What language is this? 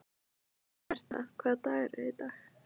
Icelandic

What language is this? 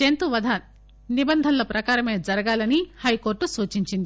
Telugu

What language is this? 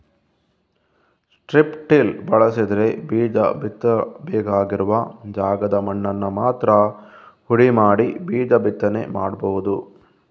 Kannada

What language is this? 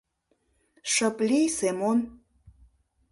Mari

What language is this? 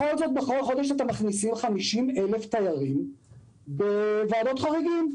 Hebrew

